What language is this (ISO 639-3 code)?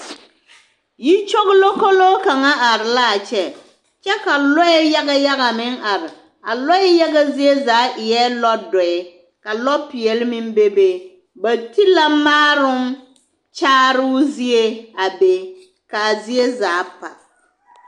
dga